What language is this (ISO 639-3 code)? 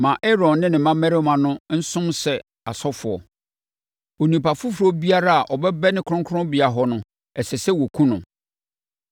aka